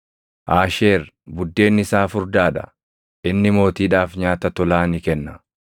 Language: Oromo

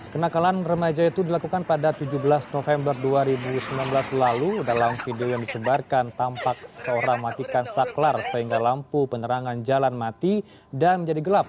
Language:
Indonesian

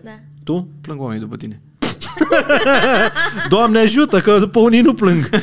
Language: Romanian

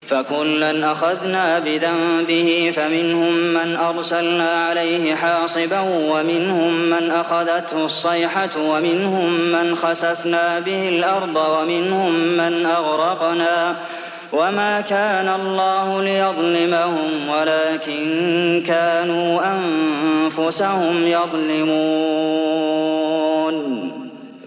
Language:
Arabic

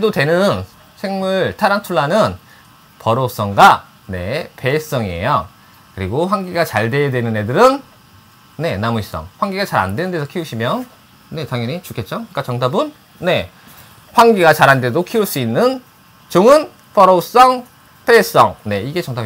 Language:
Korean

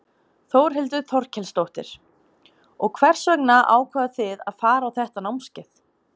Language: Icelandic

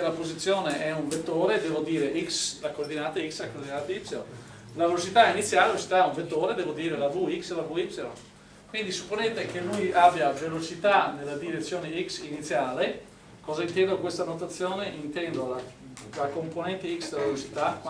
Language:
Italian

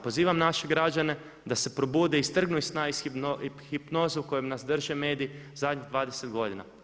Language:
Croatian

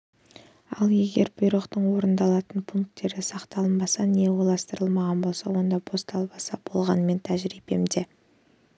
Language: Kazakh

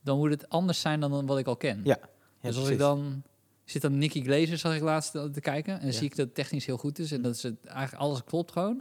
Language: Dutch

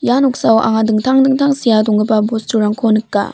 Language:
Garo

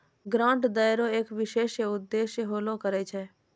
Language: Maithili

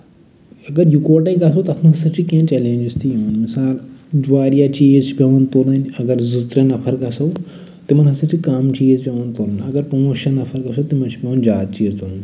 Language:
Kashmiri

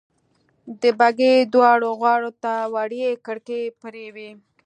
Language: Pashto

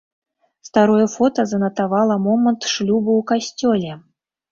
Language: Belarusian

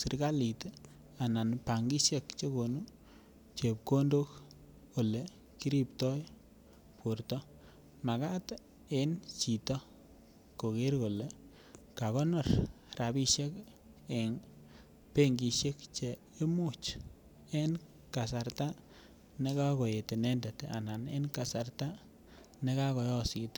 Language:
Kalenjin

